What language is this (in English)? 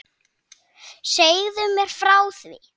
Icelandic